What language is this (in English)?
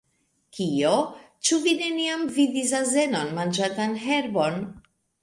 Esperanto